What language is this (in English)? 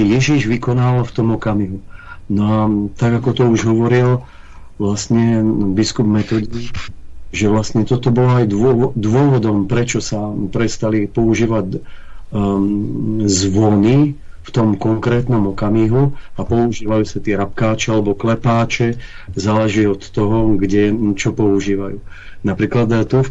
Czech